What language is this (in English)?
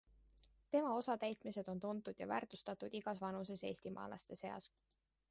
Estonian